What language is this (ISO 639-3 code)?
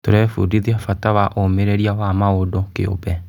kik